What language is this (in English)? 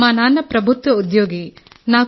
Telugu